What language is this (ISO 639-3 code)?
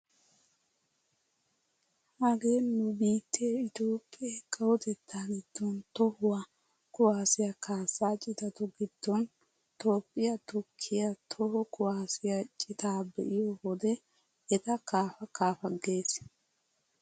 wal